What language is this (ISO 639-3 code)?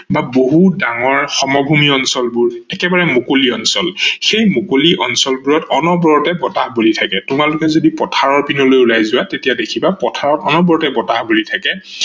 asm